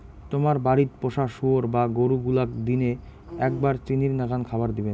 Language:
Bangla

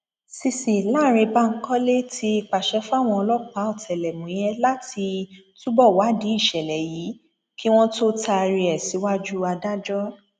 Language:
Yoruba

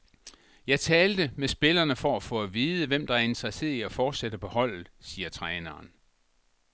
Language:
Danish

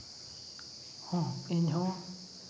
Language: Santali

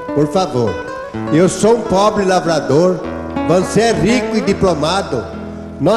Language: Portuguese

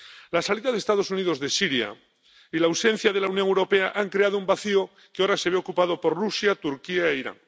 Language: Spanish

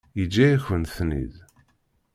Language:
Kabyle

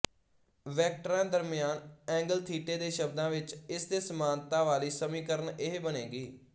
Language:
Punjabi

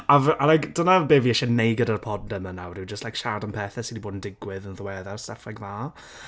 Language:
Welsh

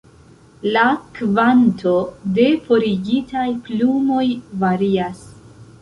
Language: Esperanto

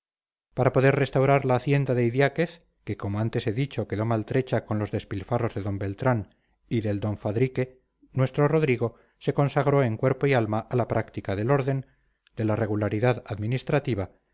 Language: Spanish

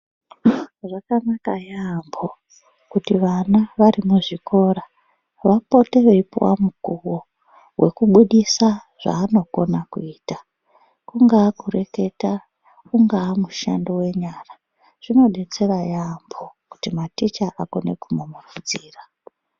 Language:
Ndau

